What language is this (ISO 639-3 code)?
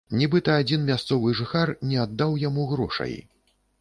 bel